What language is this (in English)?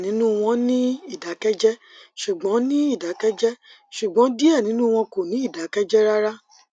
Yoruba